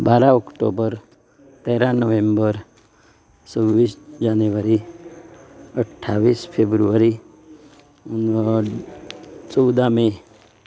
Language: Konkani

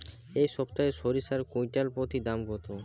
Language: Bangla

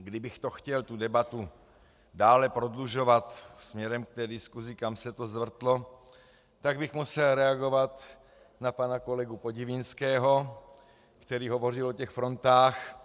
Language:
Czech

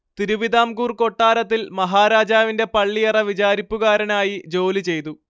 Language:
Malayalam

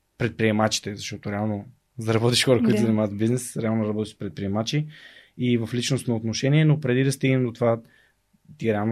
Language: Bulgarian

